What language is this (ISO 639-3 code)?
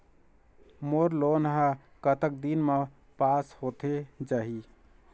hne